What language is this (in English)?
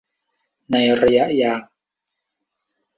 Thai